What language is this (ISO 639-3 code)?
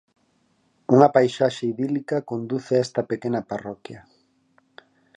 glg